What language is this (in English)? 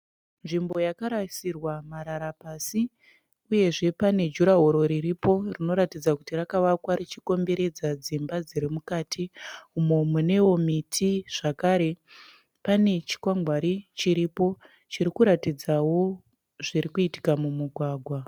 Shona